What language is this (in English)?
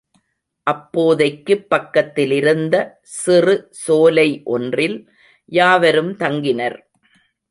Tamil